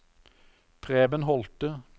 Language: Norwegian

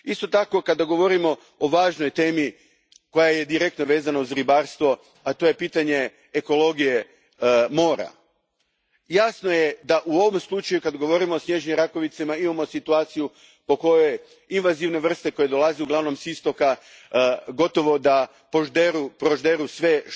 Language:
Croatian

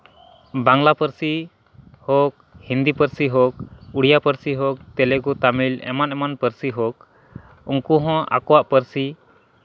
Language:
Santali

